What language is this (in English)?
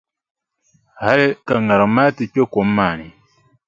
Dagbani